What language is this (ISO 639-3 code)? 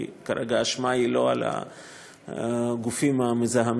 heb